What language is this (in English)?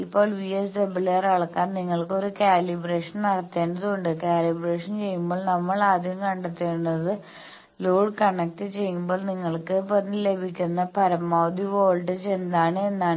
Malayalam